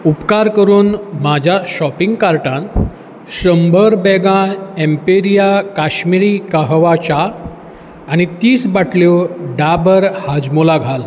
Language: Konkani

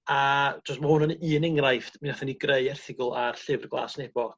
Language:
Welsh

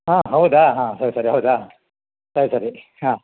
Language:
Kannada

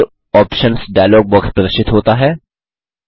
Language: Hindi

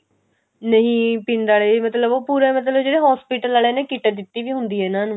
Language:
Punjabi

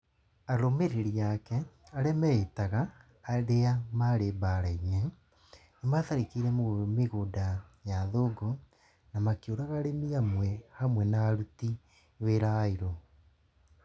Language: Kikuyu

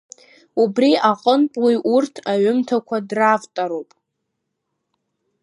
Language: Abkhazian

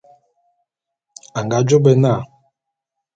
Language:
Bulu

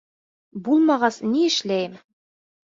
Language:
Bashkir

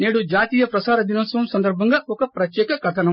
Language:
Telugu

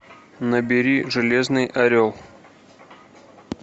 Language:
Russian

